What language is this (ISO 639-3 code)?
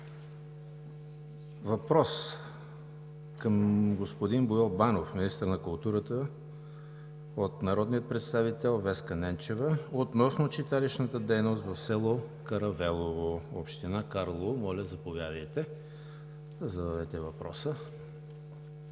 bul